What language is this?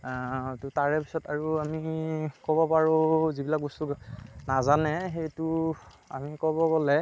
Assamese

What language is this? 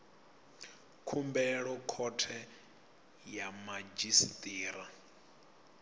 Venda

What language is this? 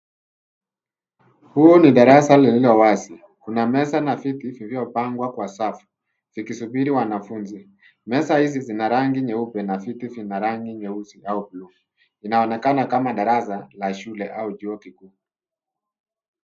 Swahili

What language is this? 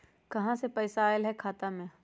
Magahi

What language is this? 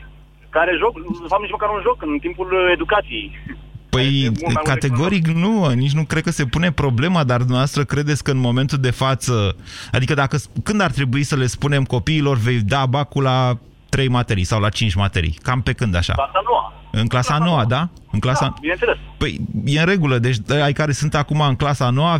Romanian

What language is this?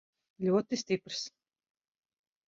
Latvian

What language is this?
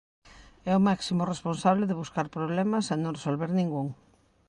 Galician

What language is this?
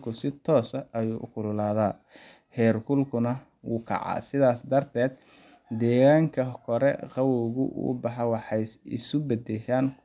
Somali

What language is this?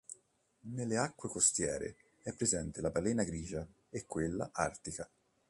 Italian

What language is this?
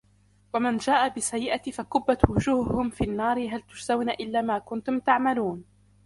Arabic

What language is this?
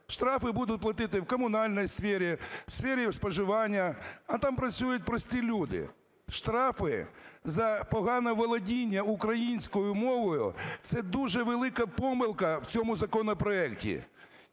Ukrainian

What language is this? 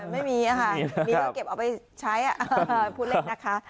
Thai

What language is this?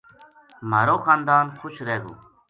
Gujari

